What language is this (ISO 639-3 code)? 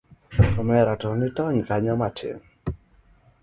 luo